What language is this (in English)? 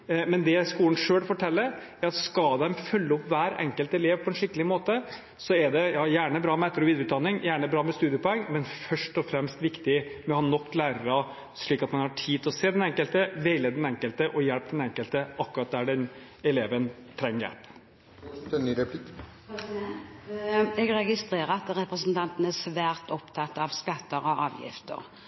Norwegian Bokmål